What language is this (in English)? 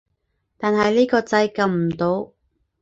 Cantonese